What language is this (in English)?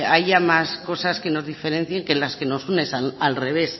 Spanish